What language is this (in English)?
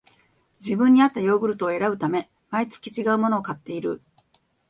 Japanese